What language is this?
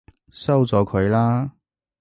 Cantonese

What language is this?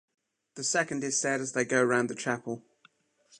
English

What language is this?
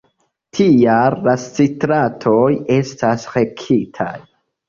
Esperanto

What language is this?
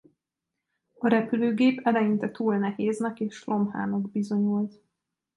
Hungarian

